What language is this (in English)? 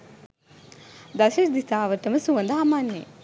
Sinhala